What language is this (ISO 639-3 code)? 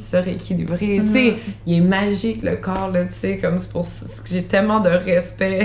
fra